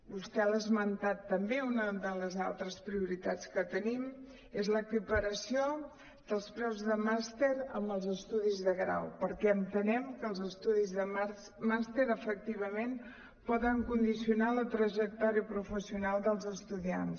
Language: Catalan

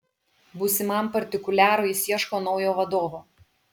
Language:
Lithuanian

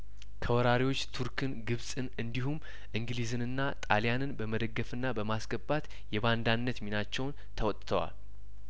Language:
Amharic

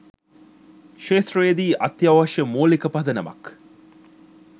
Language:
Sinhala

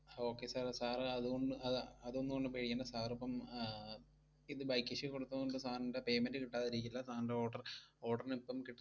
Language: Malayalam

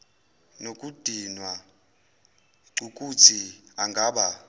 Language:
Zulu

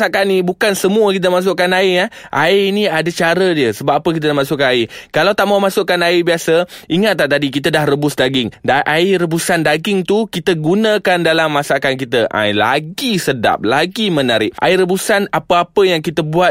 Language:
Malay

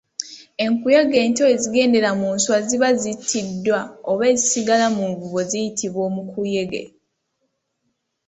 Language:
Ganda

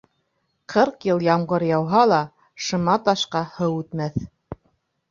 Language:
Bashkir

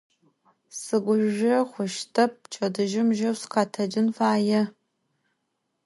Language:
Adyghe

